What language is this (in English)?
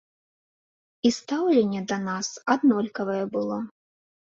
Belarusian